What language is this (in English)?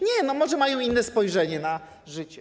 Polish